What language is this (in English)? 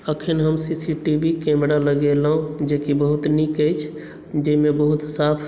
Maithili